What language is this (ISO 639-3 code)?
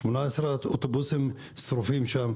heb